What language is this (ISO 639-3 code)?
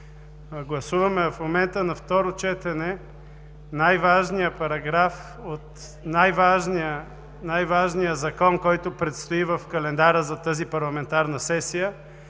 bul